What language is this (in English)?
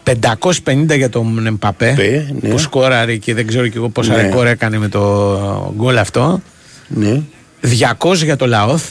Greek